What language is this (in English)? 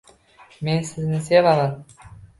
Uzbek